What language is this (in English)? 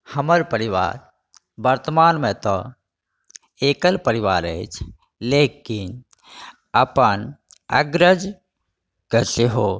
Maithili